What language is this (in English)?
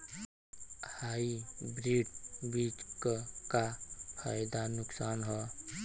Bhojpuri